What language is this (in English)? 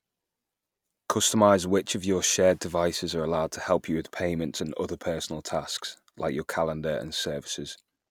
English